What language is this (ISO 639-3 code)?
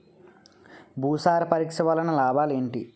tel